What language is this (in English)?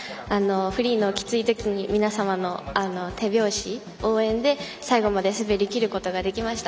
Japanese